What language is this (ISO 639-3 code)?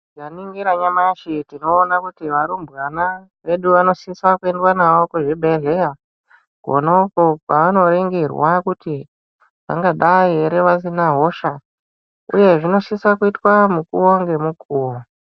ndc